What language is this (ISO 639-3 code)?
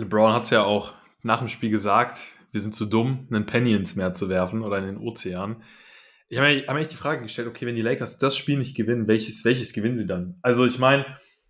deu